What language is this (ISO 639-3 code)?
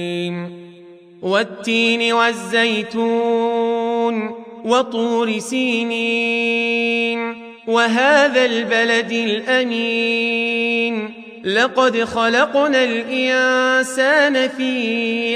ara